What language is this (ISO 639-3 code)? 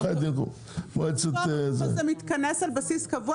heb